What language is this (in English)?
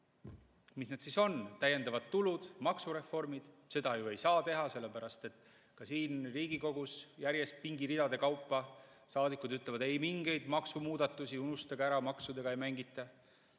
Estonian